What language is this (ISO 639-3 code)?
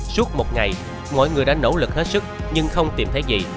vie